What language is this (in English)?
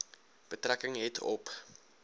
Afrikaans